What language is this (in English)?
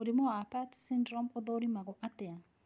Kikuyu